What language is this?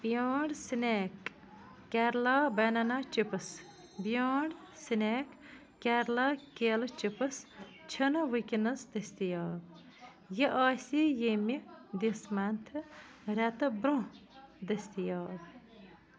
Kashmiri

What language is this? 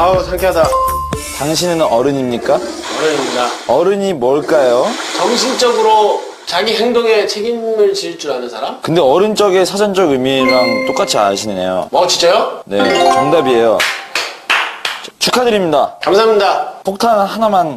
Korean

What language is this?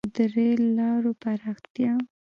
Pashto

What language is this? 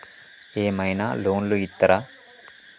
Telugu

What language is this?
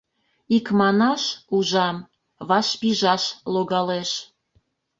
Mari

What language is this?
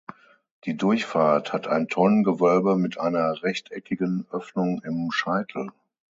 German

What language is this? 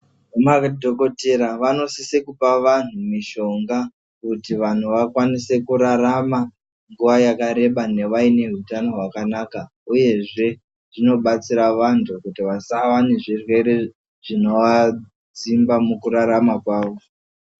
Ndau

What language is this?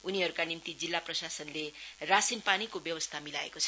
Nepali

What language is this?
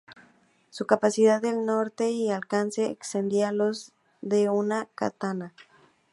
Spanish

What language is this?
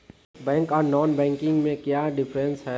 Magahi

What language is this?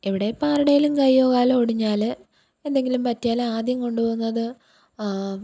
Malayalam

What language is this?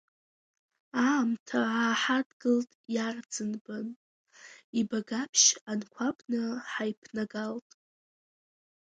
Abkhazian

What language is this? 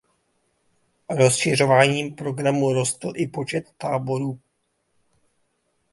Czech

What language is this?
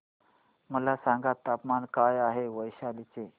Marathi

